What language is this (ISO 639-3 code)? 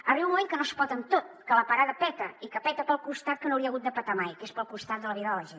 cat